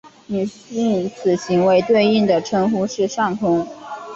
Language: Chinese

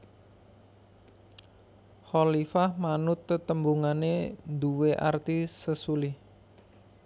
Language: Javanese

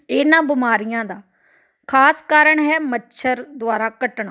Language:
Punjabi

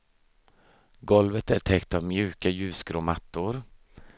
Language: Swedish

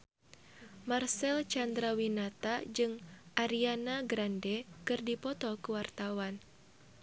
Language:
Sundanese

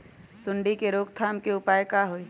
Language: Magahi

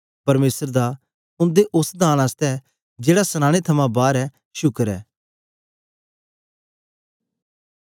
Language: Dogri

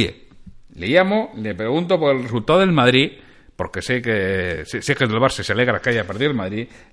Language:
Spanish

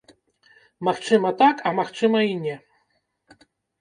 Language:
Belarusian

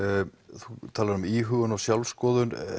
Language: Icelandic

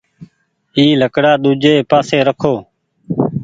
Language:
Goaria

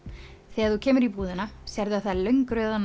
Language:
Icelandic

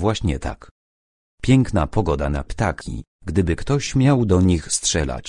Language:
Polish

